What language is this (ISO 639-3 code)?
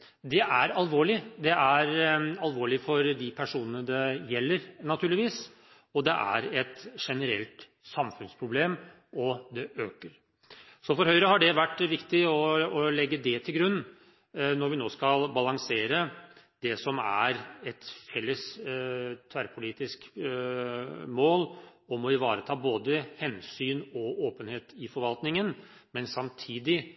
nob